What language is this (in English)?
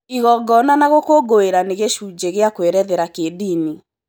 Kikuyu